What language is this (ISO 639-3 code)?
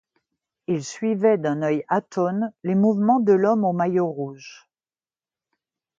fra